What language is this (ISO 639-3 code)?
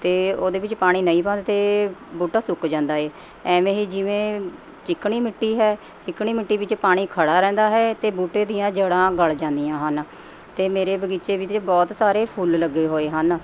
pan